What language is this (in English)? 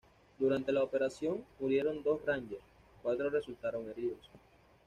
Spanish